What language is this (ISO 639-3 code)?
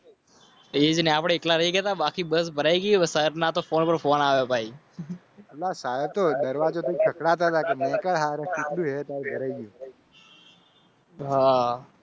guj